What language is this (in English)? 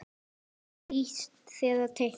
Icelandic